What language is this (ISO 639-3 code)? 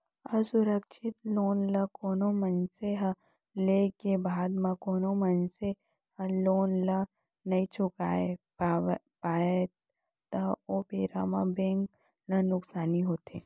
hne